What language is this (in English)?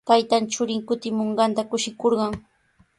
Sihuas Ancash Quechua